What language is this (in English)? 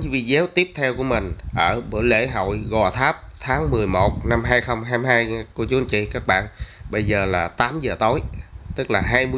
Vietnamese